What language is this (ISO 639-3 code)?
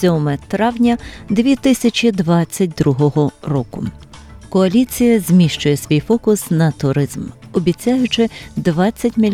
ukr